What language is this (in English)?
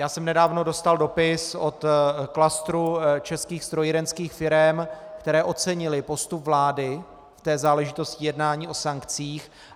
Czech